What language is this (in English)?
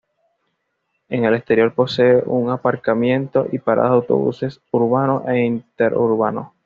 Spanish